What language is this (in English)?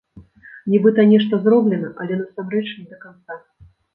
Belarusian